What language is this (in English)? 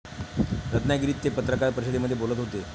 Marathi